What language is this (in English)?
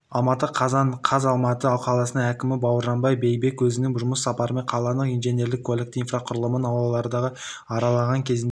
Kazakh